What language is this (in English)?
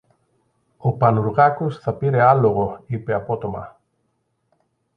Greek